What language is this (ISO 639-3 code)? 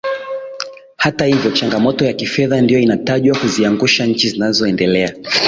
swa